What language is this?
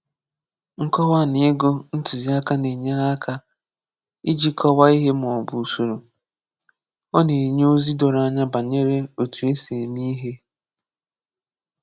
Igbo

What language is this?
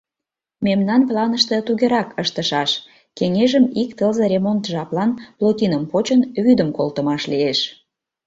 Mari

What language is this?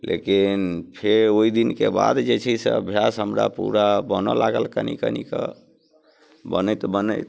Maithili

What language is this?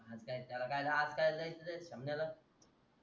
Marathi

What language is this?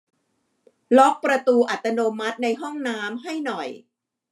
Thai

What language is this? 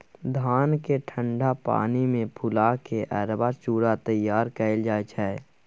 Maithili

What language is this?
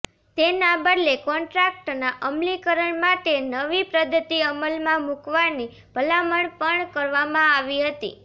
Gujarati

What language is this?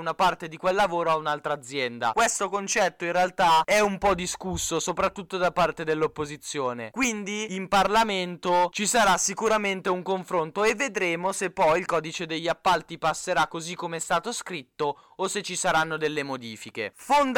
Italian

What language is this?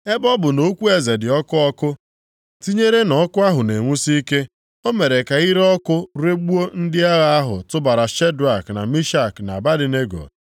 Igbo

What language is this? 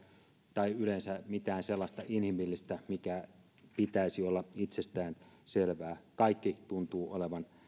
Finnish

